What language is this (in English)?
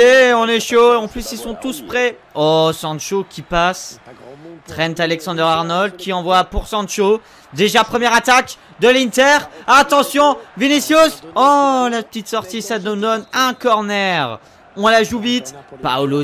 French